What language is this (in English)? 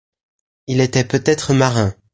French